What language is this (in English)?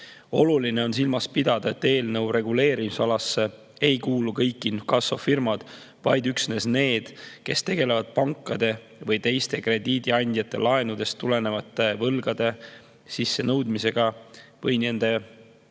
Estonian